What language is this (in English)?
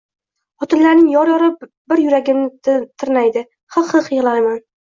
Uzbek